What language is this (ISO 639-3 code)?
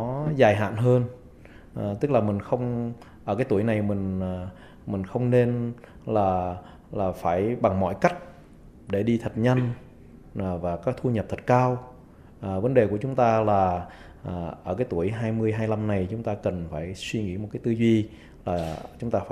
vie